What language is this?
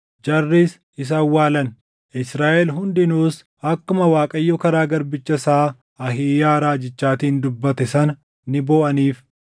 Oromo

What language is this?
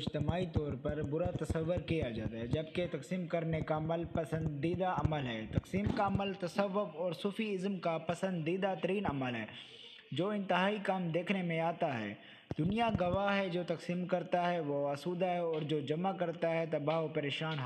Urdu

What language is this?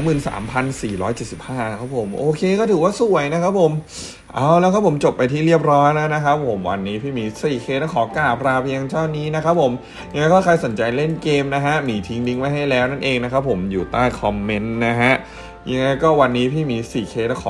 Thai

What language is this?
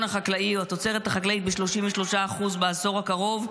Hebrew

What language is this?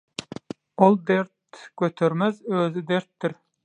Turkmen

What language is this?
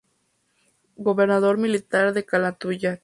Spanish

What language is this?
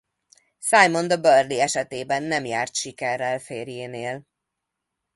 Hungarian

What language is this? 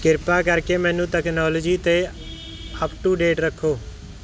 Punjabi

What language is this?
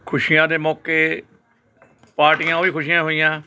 Punjabi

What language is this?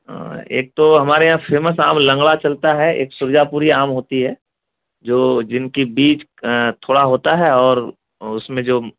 Urdu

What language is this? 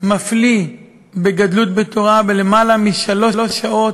Hebrew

